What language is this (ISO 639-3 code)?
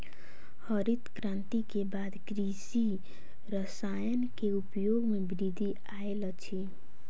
mai